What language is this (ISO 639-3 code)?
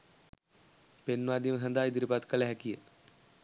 sin